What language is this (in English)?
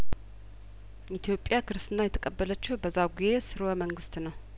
Amharic